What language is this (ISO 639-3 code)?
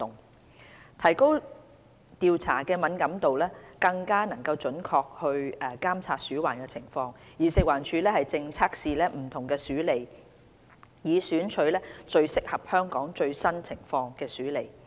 yue